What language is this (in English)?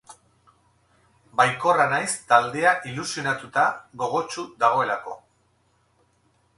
Basque